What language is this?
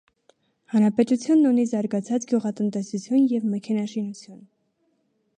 Armenian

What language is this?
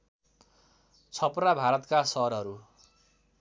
Nepali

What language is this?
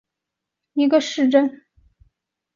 Chinese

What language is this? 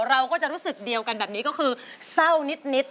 Thai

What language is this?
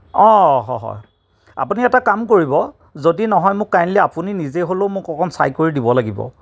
Assamese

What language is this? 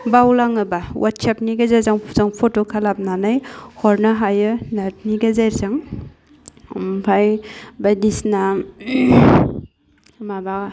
Bodo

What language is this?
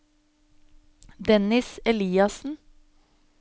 Norwegian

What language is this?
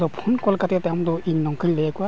Santali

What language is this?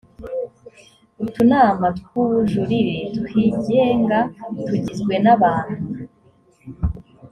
Kinyarwanda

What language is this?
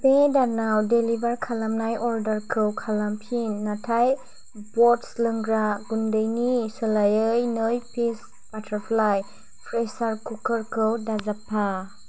Bodo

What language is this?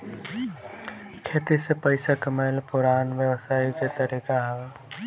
Bhojpuri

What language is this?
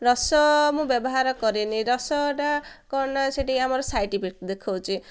Odia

